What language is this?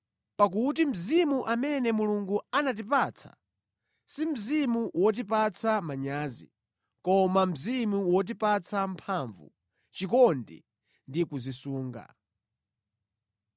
Nyanja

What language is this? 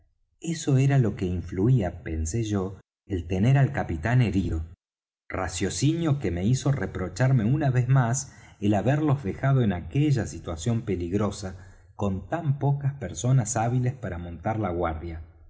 Spanish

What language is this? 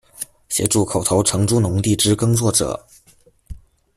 Chinese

